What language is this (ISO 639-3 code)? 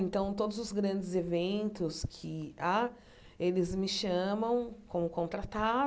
por